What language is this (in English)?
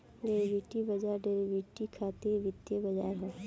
Bhojpuri